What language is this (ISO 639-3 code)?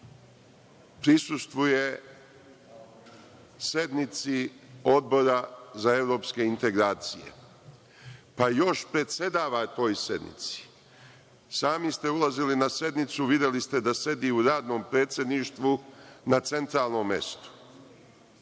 srp